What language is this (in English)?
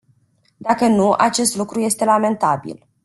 Romanian